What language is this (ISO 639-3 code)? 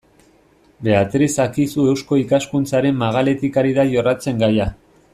eus